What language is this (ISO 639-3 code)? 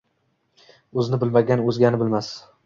uzb